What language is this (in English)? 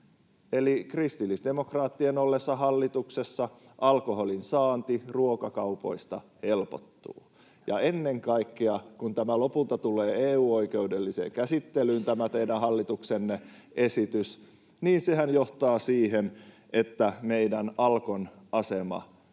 Finnish